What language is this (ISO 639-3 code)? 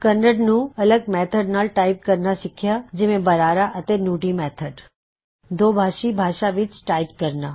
pan